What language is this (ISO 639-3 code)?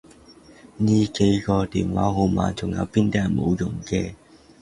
yue